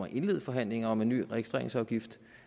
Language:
Danish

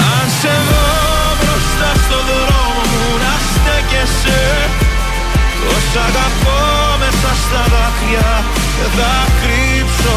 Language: Greek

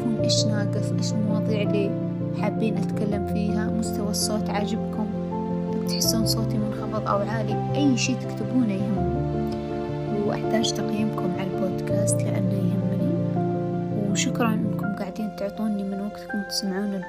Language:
Arabic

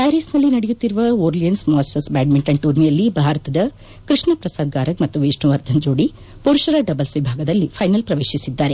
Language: Kannada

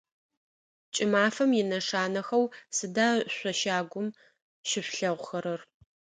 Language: Adyghe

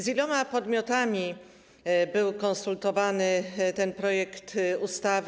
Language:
Polish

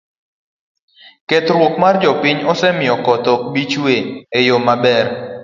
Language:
Luo (Kenya and Tanzania)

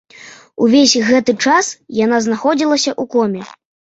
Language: Belarusian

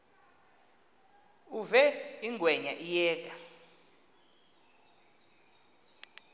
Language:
Xhosa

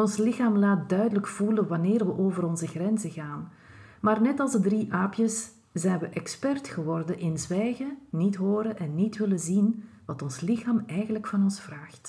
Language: Dutch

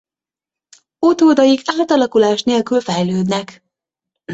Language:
Hungarian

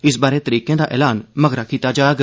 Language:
Dogri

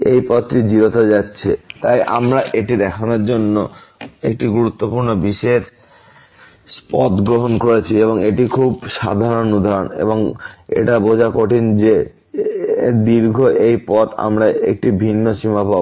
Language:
Bangla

